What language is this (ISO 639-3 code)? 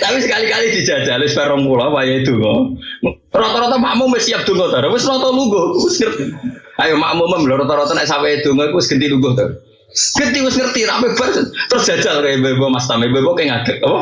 ind